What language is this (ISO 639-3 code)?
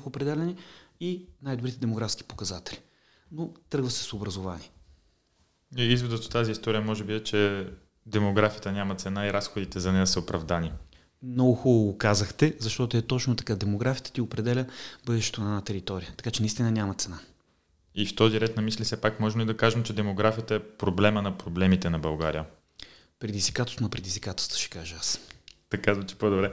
bul